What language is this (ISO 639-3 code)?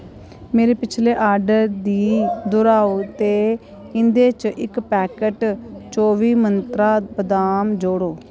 doi